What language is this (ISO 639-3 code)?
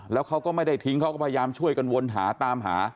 tha